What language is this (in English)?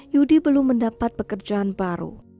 Indonesian